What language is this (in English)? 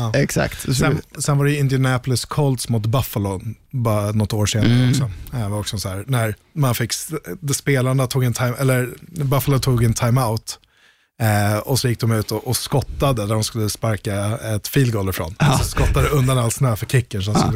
Swedish